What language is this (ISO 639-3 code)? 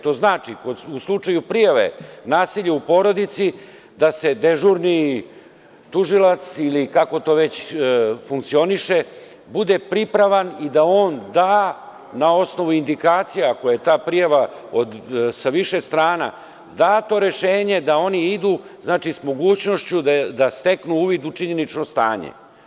srp